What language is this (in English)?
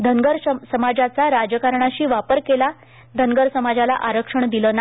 Marathi